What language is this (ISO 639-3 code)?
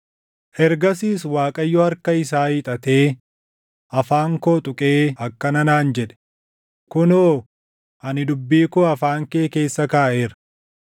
orm